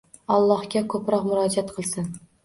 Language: Uzbek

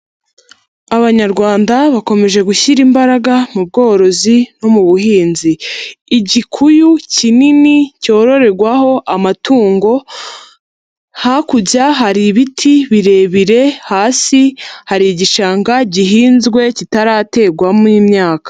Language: Kinyarwanda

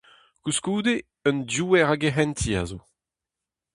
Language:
Breton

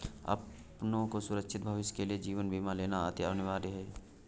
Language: Hindi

